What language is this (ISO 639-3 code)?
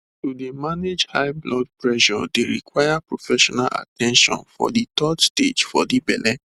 pcm